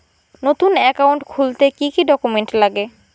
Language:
Bangla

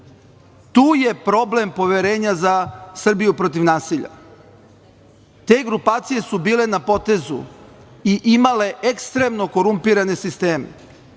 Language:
Serbian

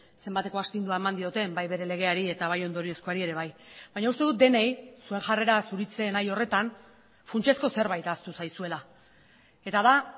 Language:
Basque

